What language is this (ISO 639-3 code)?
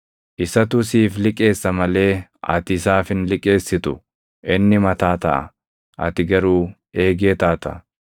orm